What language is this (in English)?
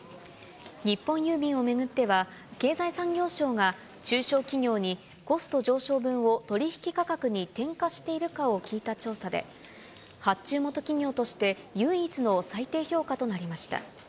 Japanese